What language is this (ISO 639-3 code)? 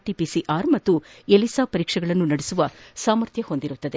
kan